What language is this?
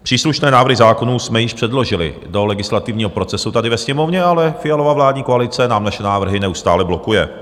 Czech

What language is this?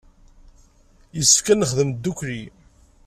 Kabyle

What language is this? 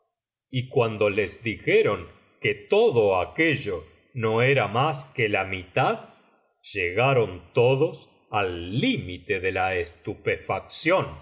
Spanish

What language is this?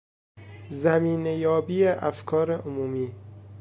Persian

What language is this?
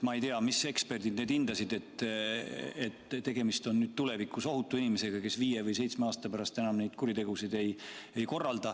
Estonian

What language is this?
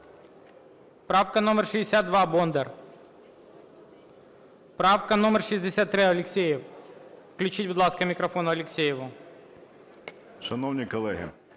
Ukrainian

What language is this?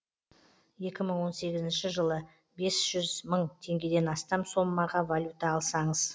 Kazakh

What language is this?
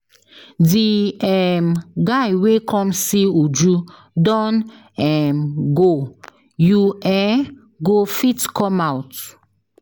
Nigerian Pidgin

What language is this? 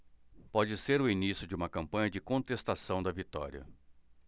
Portuguese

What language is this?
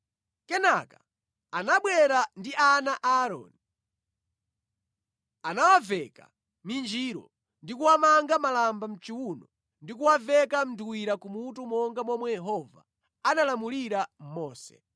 Nyanja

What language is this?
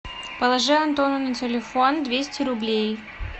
Russian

